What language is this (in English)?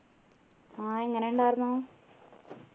Malayalam